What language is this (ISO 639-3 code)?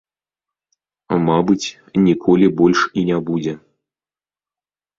bel